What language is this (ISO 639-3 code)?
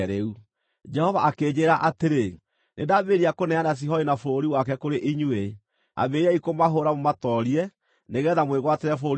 kik